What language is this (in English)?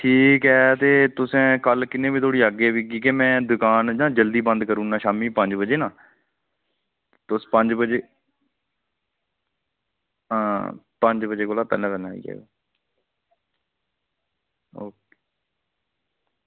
Dogri